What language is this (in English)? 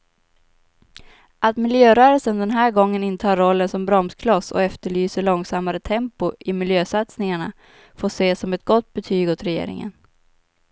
Swedish